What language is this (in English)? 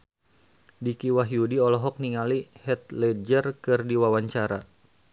Sundanese